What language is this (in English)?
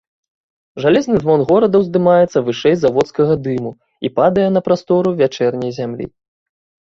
Belarusian